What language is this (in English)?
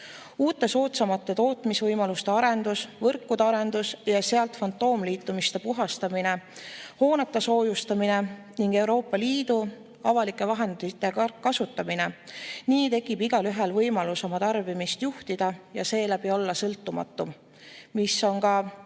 Estonian